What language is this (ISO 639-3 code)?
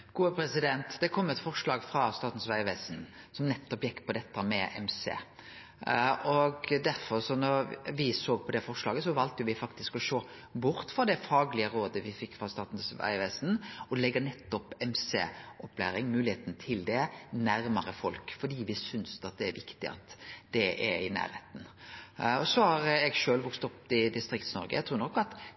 nor